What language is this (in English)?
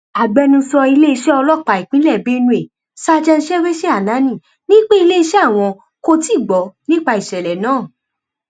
Yoruba